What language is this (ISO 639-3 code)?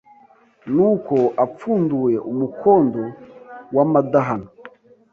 kin